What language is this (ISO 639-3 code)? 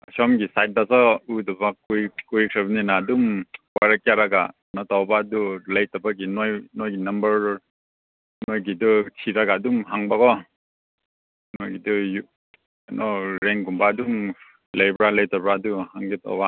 mni